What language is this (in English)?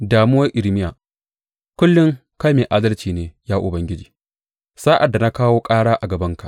Hausa